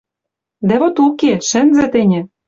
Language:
Western Mari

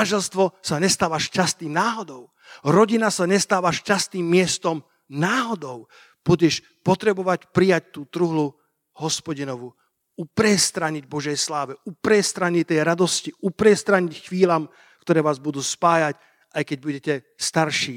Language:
Slovak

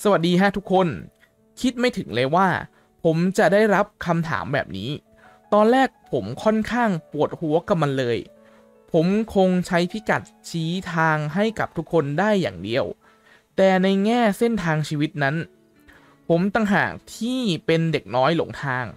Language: Thai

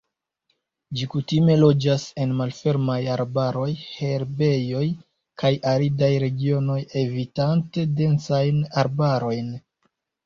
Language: Esperanto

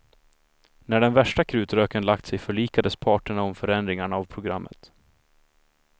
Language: Swedish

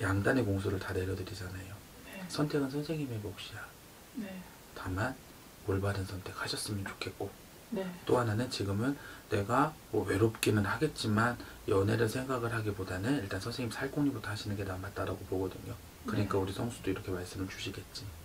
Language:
Korean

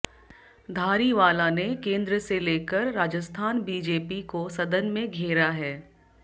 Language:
Hindi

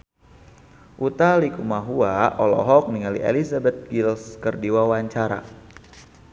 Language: Sundanese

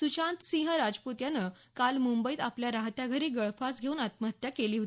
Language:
Marathi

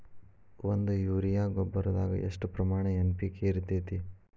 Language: Kannada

